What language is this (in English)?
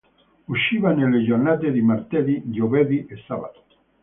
Italian